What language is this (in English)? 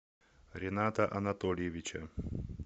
Russian